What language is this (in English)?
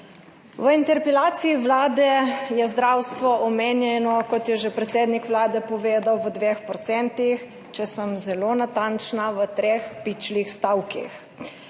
Slovenian